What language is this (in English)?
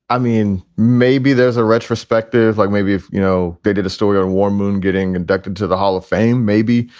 English